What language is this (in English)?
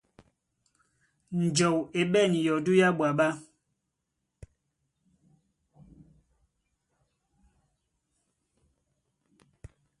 Duala